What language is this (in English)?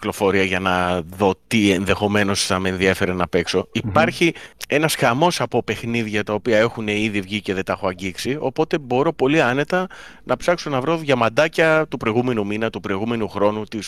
Greek